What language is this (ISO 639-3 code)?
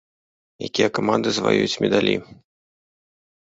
bel